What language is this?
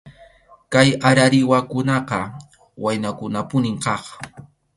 Arequipa-La Unión Quechua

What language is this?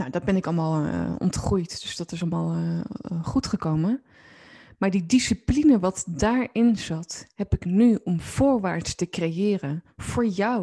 Dutch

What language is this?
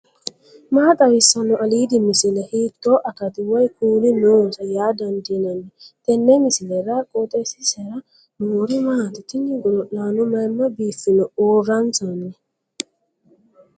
Sidamo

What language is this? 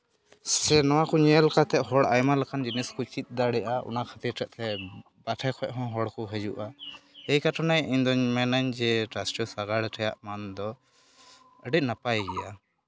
Santali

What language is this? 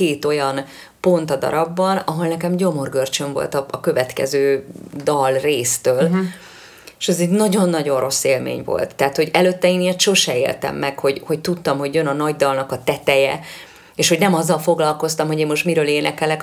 Hungarian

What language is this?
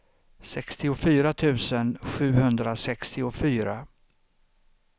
Swedish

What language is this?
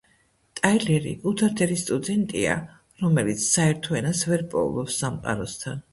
Georgian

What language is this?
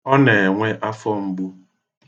Igbo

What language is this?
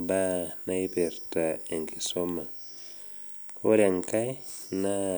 Masai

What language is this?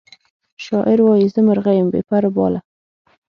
Pashto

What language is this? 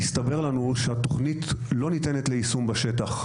Hebrew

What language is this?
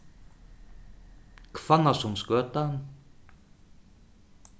Faroese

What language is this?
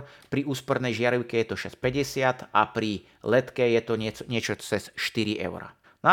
Slovak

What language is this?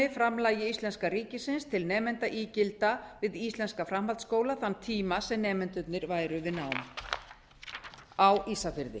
Icelandic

